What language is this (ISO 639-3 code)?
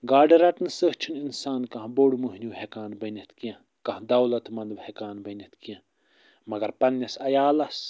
kas